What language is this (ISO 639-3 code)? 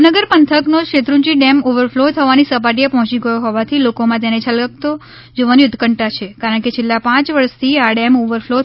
guj